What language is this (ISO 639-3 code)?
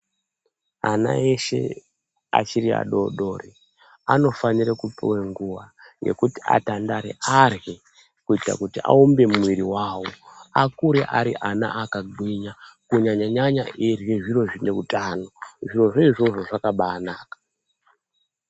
ndc